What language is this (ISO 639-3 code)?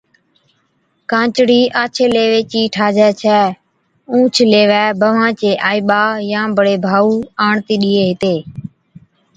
odk